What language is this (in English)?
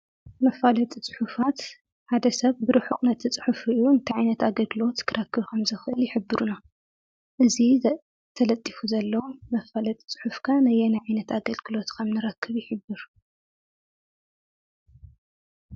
Tigrinya